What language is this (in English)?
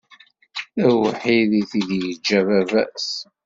Kabyle